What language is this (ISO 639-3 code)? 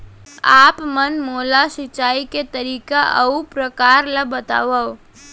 hne